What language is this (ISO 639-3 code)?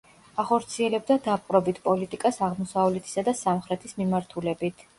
kat